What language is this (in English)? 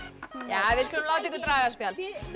Icelandic